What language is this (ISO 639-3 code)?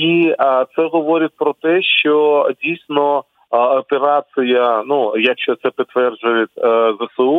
ukr